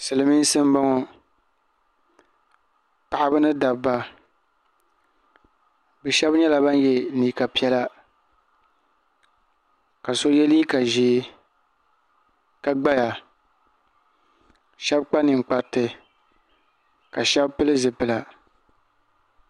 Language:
Dagbani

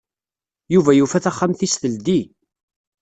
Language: Kabyle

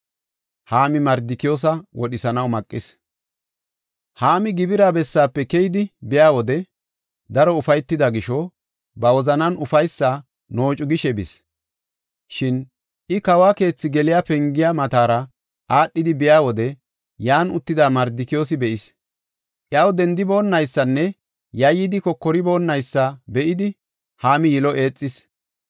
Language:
Gofa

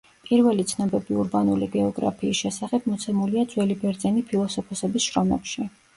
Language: Georgian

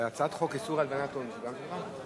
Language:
Hebrew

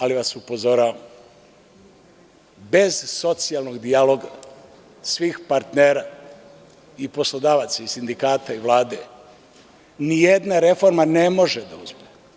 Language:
Serbian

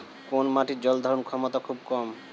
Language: Bangla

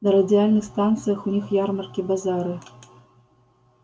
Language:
Russian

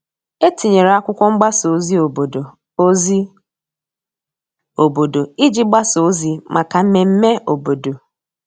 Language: Igbo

